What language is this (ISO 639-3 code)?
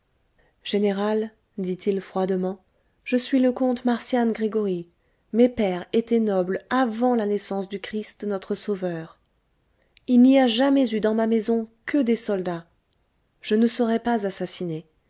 fra